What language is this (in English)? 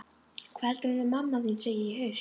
Icelandic